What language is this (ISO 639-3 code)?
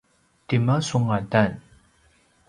pwn